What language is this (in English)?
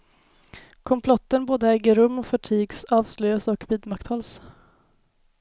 Swedish